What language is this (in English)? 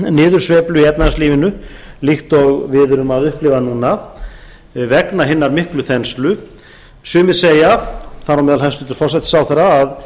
Icelandic